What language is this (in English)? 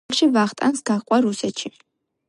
Georgian